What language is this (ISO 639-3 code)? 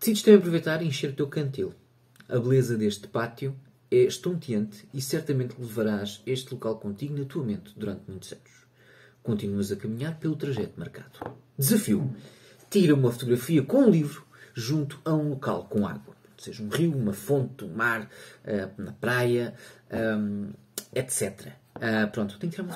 por